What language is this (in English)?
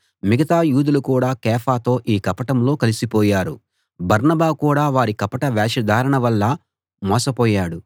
Telugu